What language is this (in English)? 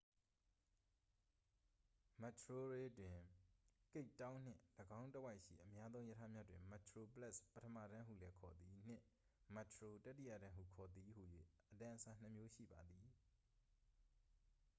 Burmese